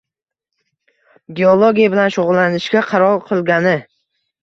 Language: Uzbek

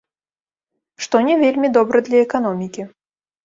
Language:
Belarusian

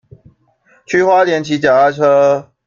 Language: Chinese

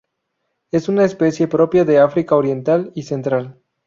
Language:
Spanish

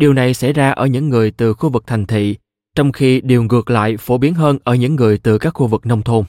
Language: Vietnamese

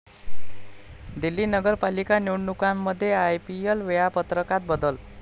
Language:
Marathi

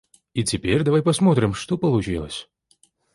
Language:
Russian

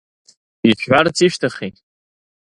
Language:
Abkhazian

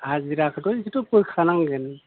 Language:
Bodo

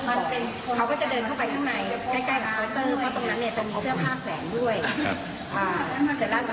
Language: Thai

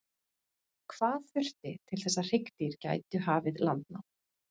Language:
Icelandic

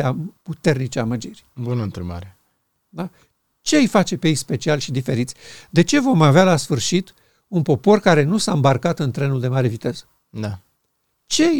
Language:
Romanian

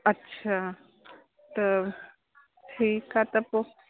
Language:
Sindhi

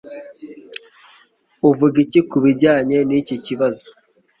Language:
Kinyarwanda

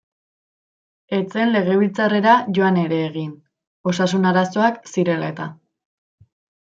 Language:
Basque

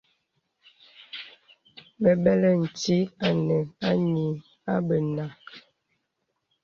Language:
Bebele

